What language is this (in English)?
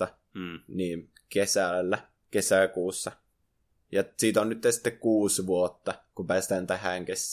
Finnish